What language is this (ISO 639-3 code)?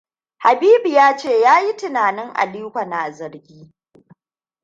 hau